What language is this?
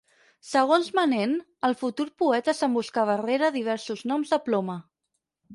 Catalan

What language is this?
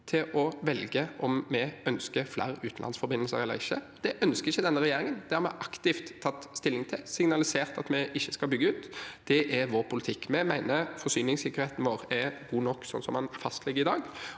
Norwegian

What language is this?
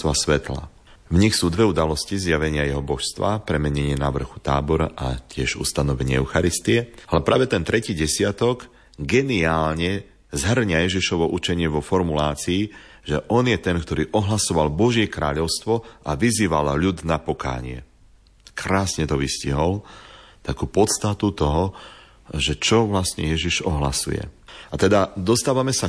Slovak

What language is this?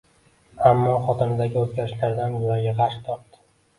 Uzbek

